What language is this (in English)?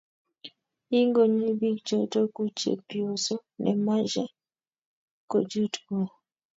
Kalenjin